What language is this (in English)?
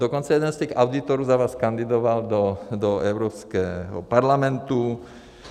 Czech